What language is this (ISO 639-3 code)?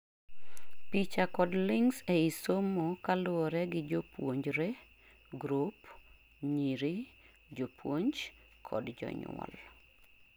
luo